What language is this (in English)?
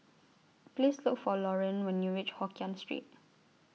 English